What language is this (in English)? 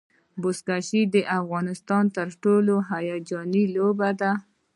Pashto